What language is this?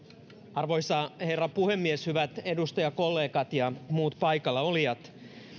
Finnish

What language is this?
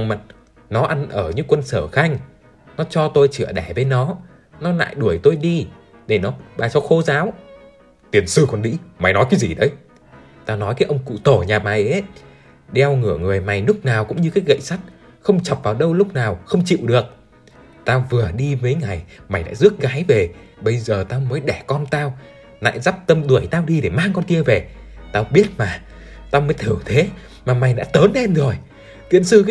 Vietnamese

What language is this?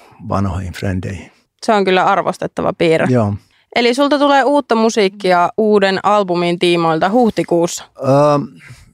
Finnish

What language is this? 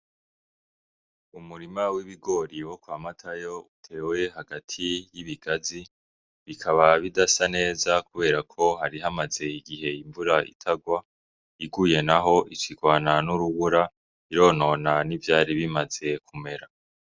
Rundi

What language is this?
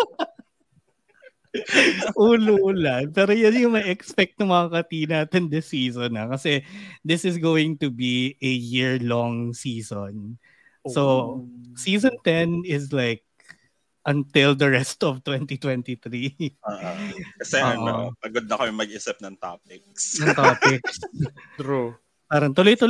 Filipino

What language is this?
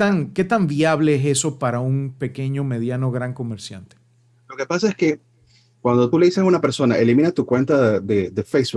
Spanish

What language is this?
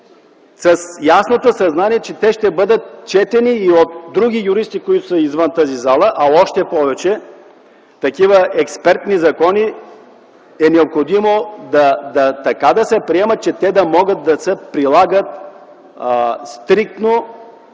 Bulgarian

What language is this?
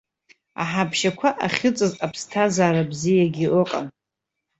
Abkhazian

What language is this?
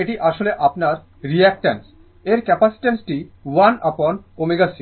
Bangla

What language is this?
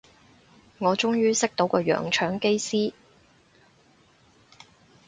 Cantonese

